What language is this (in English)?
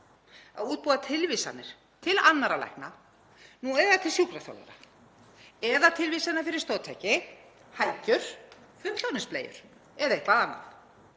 Icelandic